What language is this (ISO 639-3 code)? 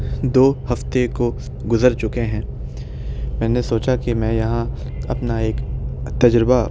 urd